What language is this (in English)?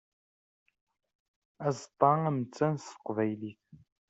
Kabyle